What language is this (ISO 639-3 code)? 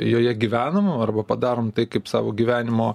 lit